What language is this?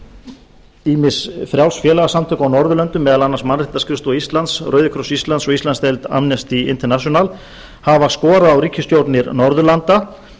Icelandic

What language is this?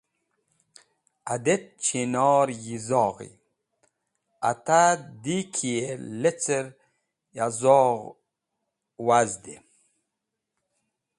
Wakhi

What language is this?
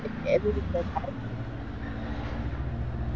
Gujarati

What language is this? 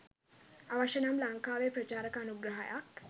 Sinhala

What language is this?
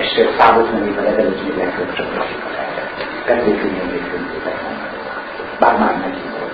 Hungarian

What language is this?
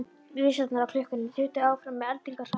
Icelandic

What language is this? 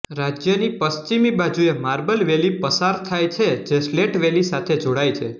Gujarati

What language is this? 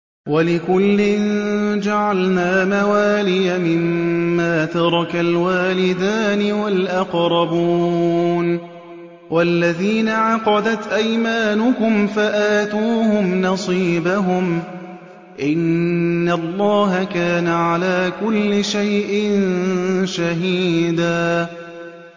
Arabic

